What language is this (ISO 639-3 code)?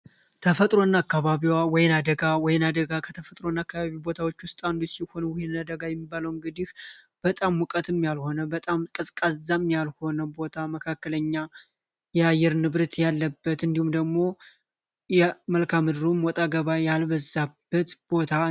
amh